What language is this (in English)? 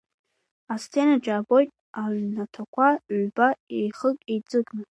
Abkhazian